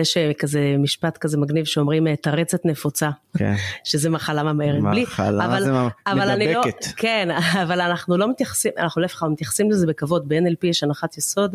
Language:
Hebrew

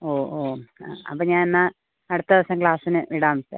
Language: Malayalam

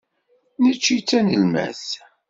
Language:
Kabyle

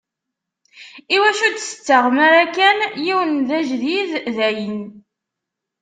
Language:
Kabyle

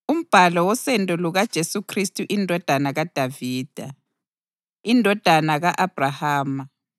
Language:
North Ndebele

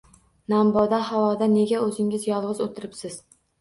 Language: Uzbek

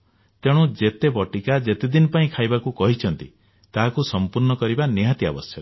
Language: Odia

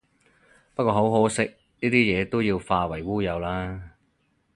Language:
Cantonese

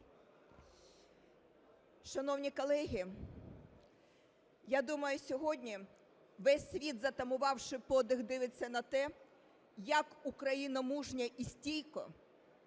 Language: Ukrainian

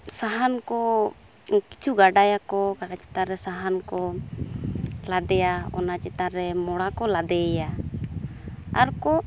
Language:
Santali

